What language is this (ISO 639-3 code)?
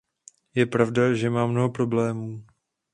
ces